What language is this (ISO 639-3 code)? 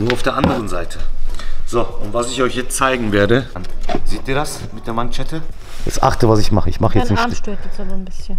deu